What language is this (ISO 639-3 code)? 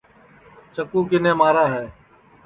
ssi